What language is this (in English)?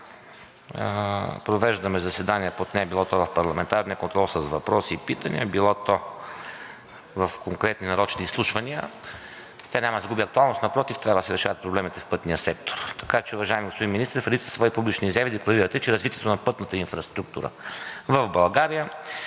Bulgarian